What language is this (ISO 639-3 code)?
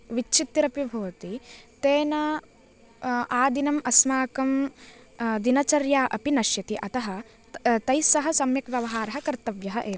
san